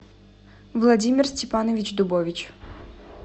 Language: Russian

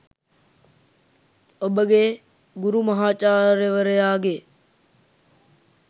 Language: Sinhala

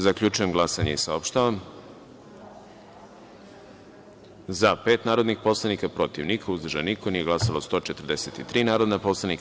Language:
Serbian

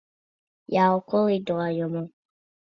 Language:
Latvian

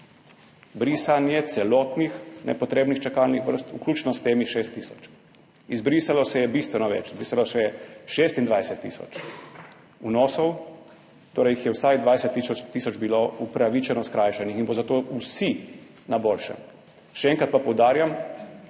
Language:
Slovenian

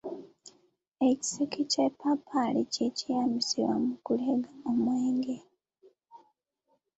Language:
Ganda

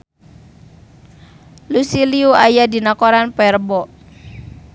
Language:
Sundanese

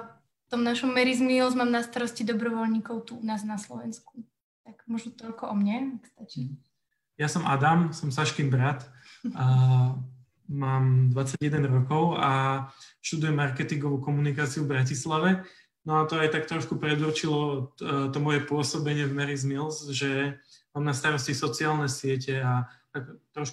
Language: Slovak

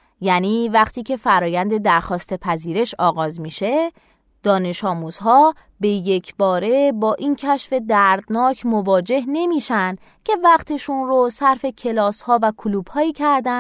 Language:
Persian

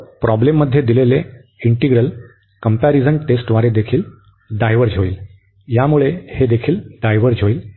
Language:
Marathi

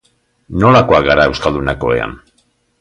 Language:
Basque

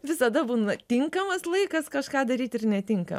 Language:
Lithuanian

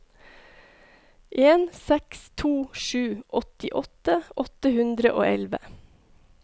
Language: Norwegian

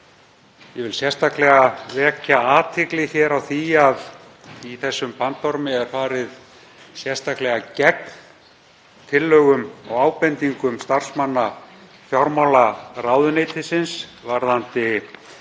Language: Icelandic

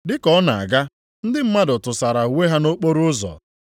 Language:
Igbo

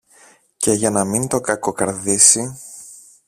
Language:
Greek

